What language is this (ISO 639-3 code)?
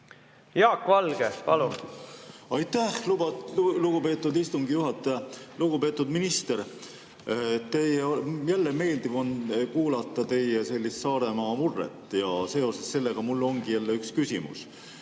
est